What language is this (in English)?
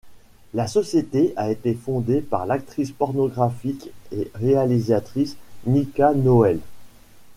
French